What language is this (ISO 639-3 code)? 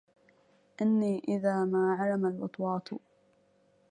ara